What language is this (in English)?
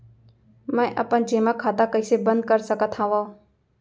Chhattisgarhi